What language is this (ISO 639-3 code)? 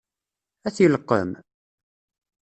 kab